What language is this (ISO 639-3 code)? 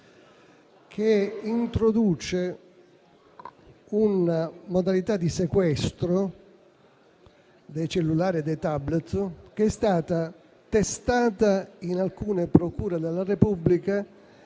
ita